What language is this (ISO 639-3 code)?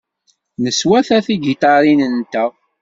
kab